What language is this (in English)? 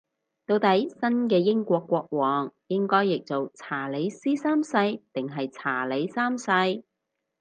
Cantonese